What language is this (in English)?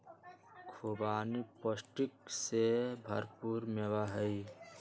Magahi